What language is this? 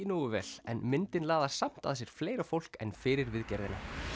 Icelandic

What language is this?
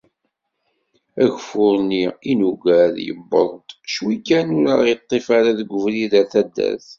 Kabyle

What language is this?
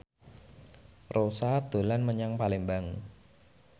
Javanese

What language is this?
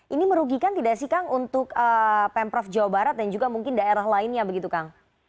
Indonesian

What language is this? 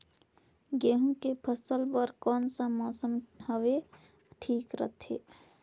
Chhattisgarhi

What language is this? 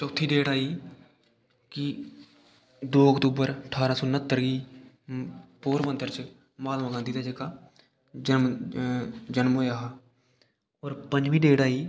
Dogri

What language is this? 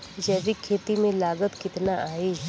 Bhojpuri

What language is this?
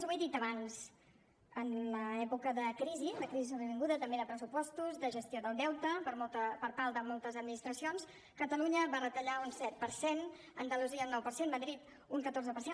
Catalan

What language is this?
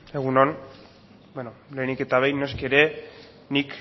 Basque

